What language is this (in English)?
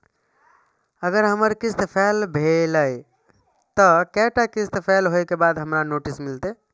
Maithili